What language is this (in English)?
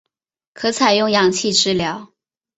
Chinese